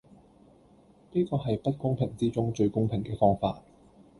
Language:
Cantonese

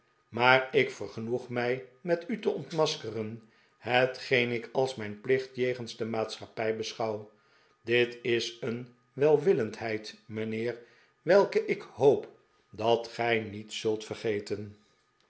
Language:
Dutch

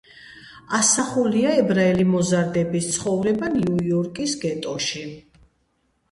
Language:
Georgian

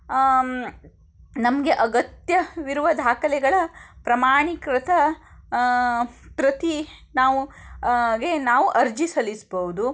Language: Kannada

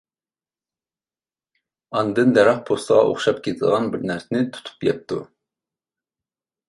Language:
Uyghur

